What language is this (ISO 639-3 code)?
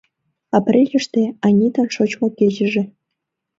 chm